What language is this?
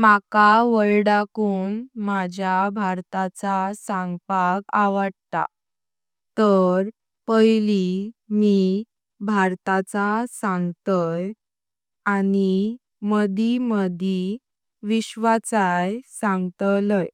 Konkani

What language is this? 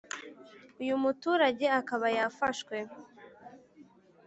Kinyarwanda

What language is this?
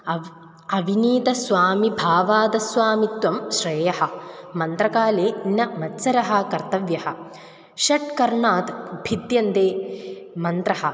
Sanskrit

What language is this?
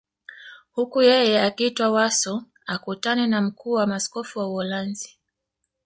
Swahili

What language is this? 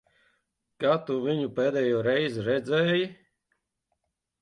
Latvian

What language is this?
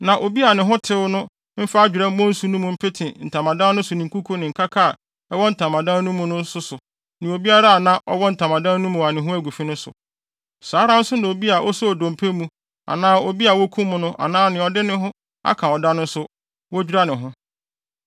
Akan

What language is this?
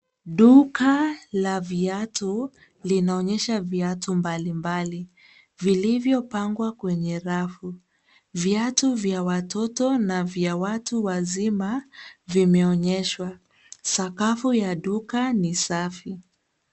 Swahili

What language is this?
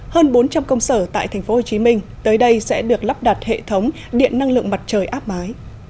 Vietnamese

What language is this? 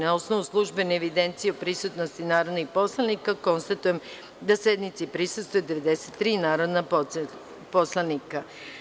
Serbian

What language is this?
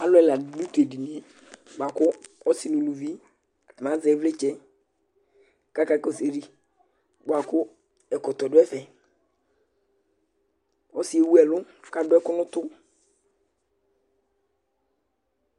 Ikposo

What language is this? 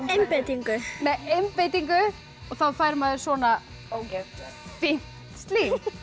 Icelandic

